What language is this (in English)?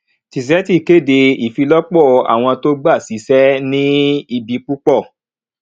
Yoruba